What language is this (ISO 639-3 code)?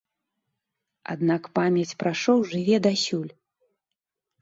bel